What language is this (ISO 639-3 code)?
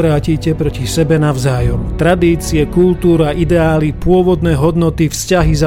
slk